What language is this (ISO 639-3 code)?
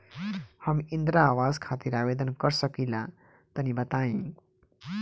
bho